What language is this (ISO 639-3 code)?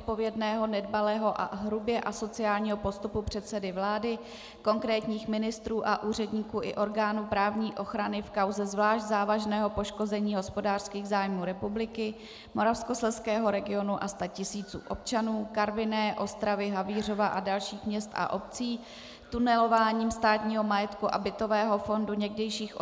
ces